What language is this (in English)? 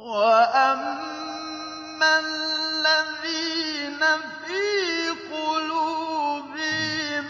Arabic